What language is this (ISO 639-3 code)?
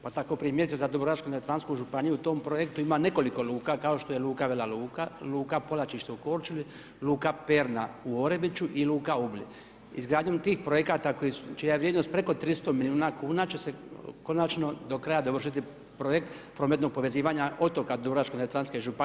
hrv